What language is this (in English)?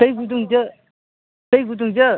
Bodo